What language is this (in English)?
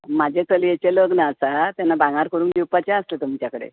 Konkani